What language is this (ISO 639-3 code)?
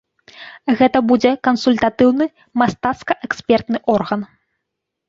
bel